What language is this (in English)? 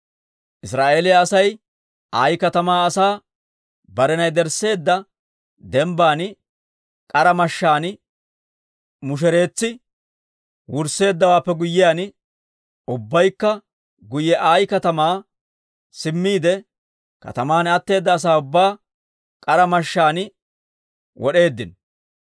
Dawro